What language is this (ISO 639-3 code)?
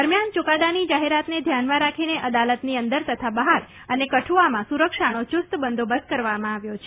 guj